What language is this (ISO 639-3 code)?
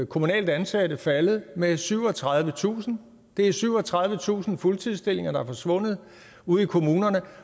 dan